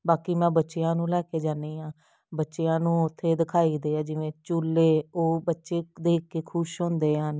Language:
Punjabi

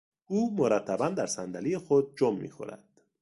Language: Persian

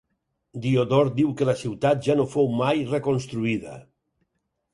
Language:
Catalan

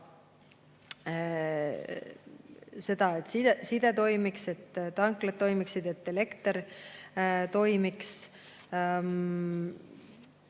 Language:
Estonian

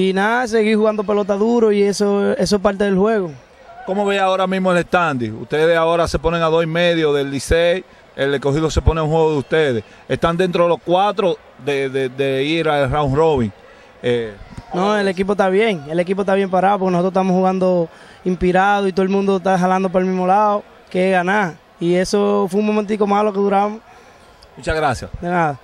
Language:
Spanish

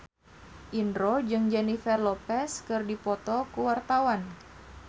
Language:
Sundanese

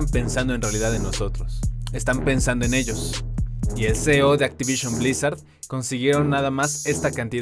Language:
Spanish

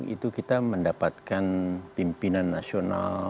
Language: Indonesian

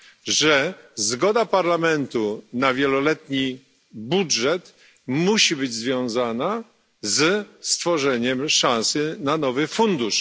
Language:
Polish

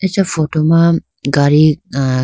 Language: Idu-Mishmi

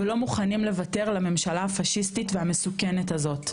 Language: Hebrew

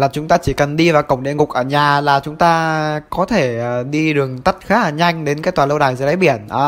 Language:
Vietnamese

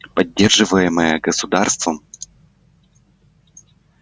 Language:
Russian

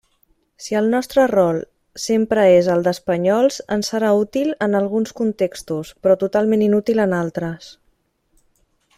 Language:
Catalan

